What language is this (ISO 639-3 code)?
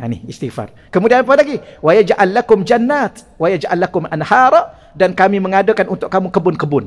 msa